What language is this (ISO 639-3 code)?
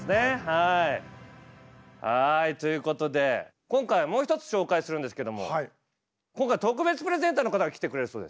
jpn